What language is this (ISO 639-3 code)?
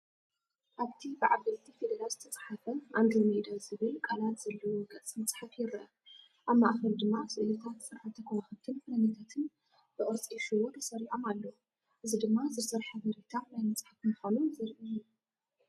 tir